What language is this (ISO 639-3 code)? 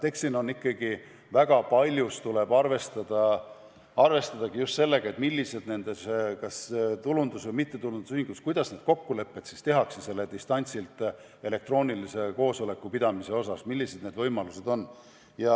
est